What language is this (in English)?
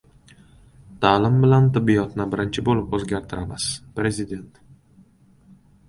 Uzbek